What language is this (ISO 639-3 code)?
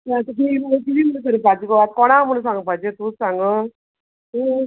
kok